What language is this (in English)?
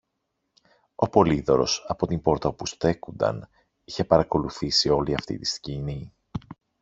Greek